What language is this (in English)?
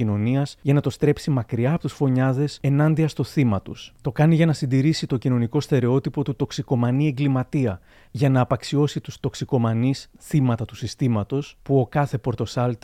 Greek